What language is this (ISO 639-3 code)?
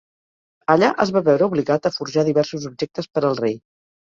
cat